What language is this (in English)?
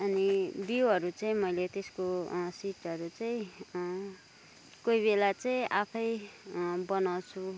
Nepali